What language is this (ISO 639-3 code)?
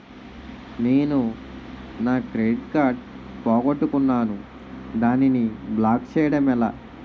tel